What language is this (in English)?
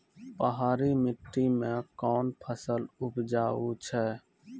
Maithili